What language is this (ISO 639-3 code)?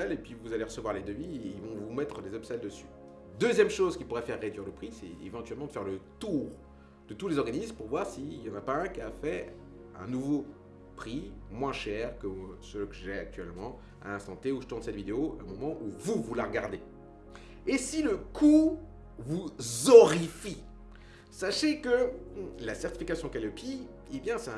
fra